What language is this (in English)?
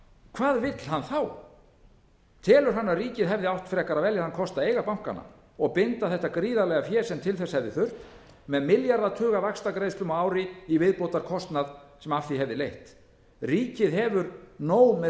Icelandic